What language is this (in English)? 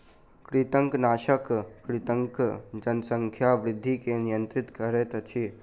Maithili